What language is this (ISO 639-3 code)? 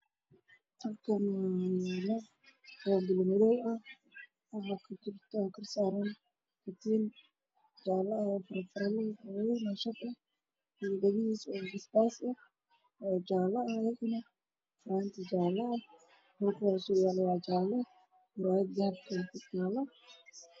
som